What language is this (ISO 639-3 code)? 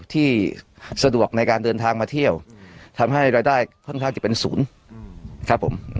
tha